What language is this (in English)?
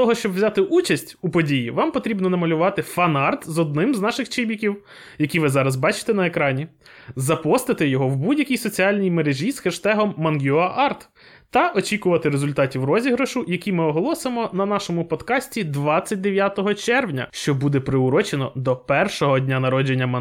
Ukrainian